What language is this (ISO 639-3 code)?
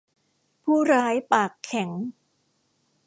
tha